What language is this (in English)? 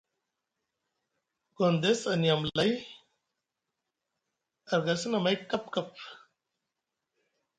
Musgu